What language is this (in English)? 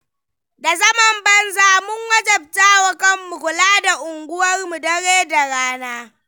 Hausa